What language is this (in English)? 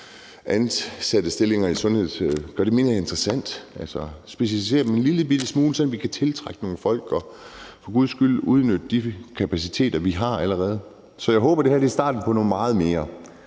Danish